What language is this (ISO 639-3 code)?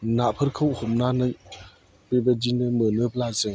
brx